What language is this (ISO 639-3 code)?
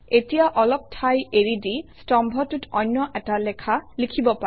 asm